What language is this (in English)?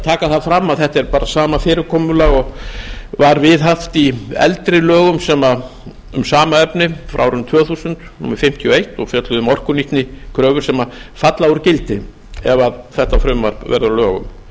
Icelandic